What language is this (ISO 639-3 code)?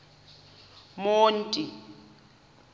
xho